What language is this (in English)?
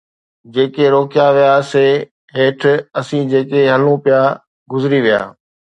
Sindhi